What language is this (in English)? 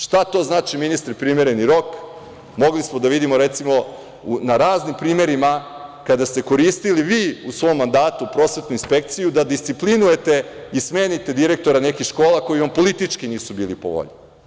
Serbian